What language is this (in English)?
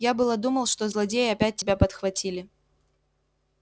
Russian